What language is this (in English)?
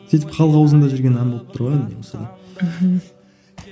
Kazakh